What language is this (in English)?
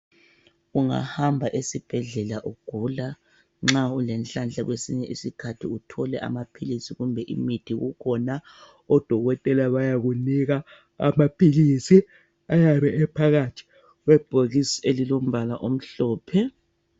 North Ndebele